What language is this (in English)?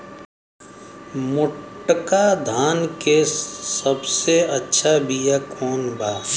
Bhojpuri